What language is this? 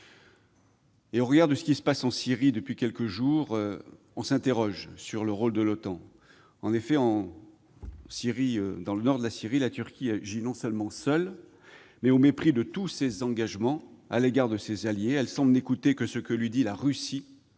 French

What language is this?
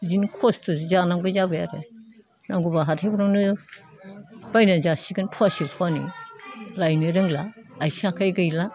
Bodo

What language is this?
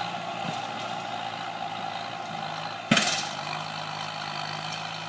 Thai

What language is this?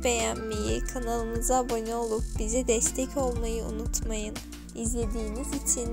Turkish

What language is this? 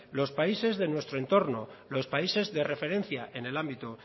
Spanish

